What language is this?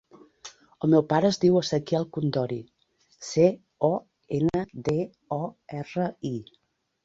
Catalan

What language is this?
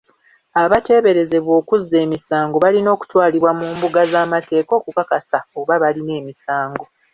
Ganda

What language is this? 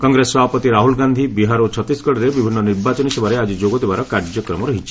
Odia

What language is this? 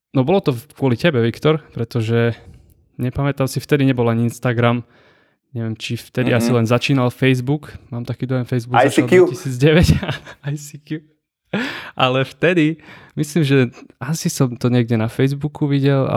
Czech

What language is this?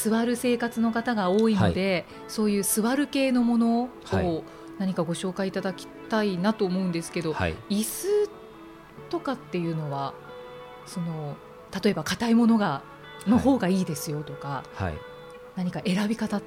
Japanese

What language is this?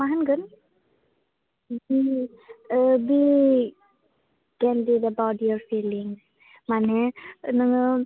Bodo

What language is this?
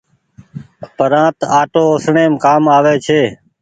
Goaria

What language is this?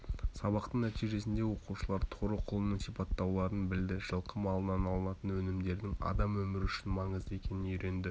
Kazakh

